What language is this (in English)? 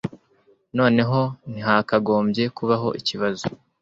Kinyarwanda